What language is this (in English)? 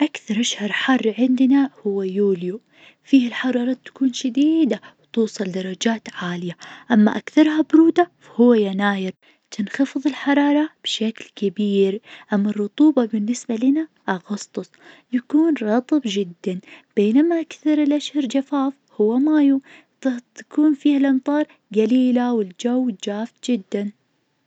Najdi Arabic